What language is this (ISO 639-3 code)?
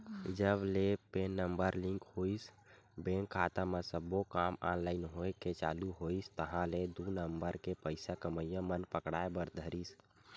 hne